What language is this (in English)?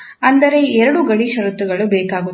Kannada